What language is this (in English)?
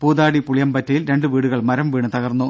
Malayalam